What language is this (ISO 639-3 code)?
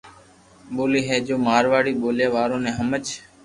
lrk